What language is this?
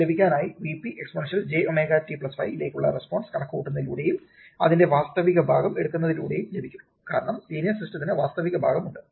Malayalam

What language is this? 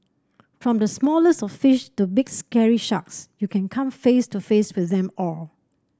English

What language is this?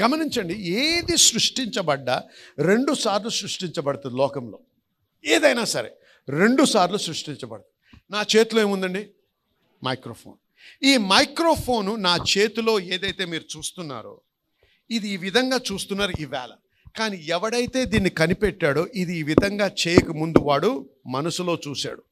Telugu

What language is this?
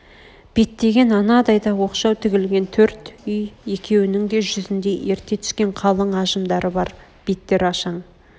Kazakh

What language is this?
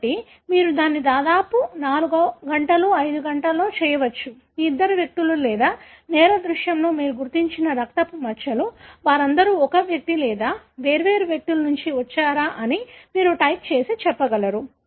Telugu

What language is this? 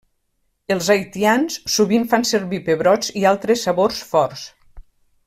Catalan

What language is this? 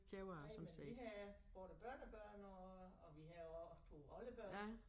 Danish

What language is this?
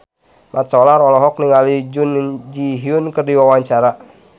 Sundanese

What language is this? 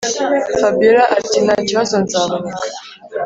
Kinyarwanda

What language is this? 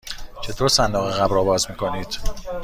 Persian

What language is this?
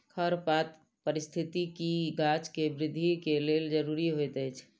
Maithili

